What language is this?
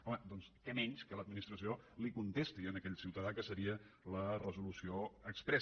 Catalan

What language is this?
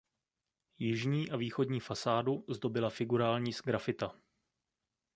Czech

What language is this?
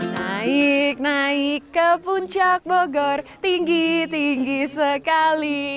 Indonesian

